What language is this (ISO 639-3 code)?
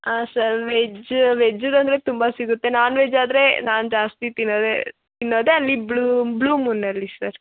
kan